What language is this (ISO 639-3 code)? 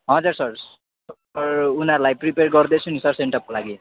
nep